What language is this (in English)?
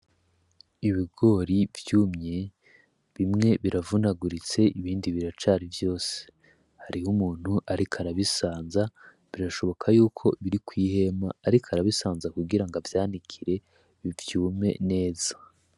Rundi